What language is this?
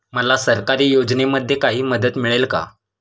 Marathi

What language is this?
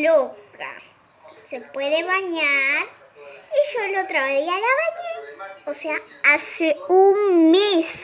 Spanish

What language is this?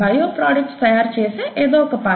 Telugu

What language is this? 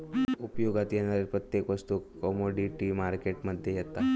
Marathi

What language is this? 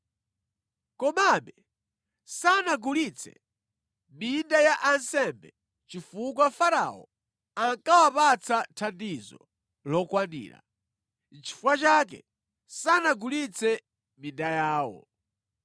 Nyanja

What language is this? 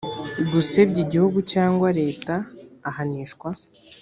Kinyarwanda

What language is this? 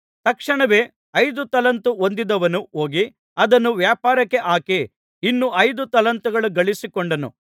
Kannada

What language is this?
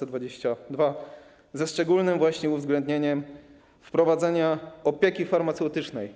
Polish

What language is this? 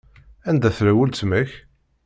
Kabyle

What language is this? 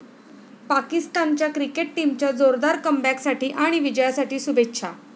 Marathi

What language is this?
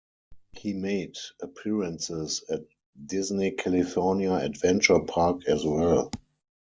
English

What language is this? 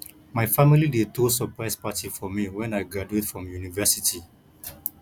Nigerian Pidgin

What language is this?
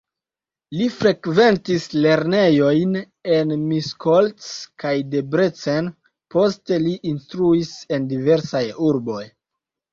Esperanto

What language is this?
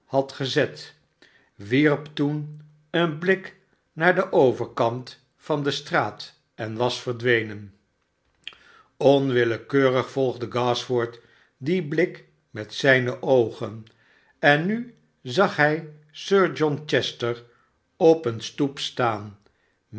Dutch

